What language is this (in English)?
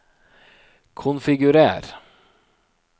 Norwegian